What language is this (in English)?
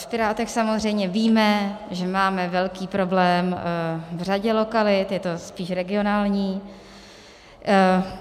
Czech